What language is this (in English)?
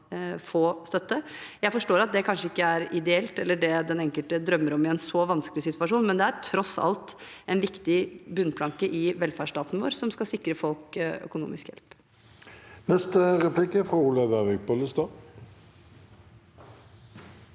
Norwegian